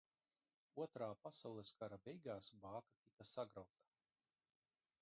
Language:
Latvian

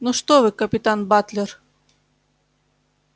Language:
Russian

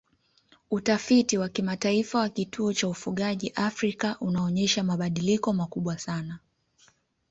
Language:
Swahili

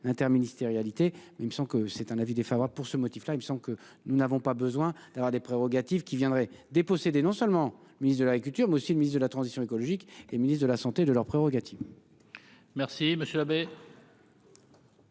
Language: French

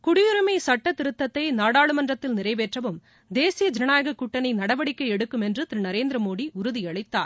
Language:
Tamil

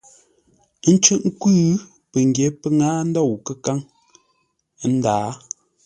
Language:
Ngombale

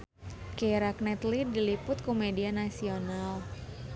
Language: Sundanese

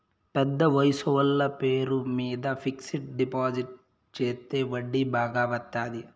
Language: Telugu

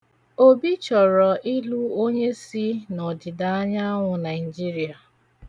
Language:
Igbo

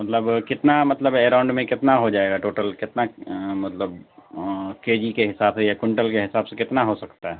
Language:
Urdu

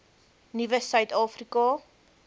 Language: Afrikaans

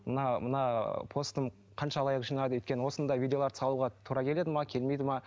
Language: Kazakh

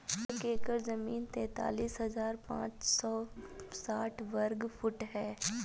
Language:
Hindi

